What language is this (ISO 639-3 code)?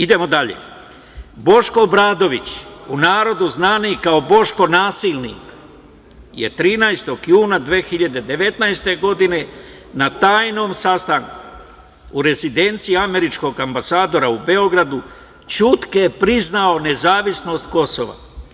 srp